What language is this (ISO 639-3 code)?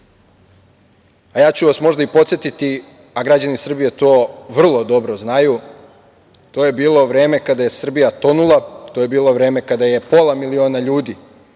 srp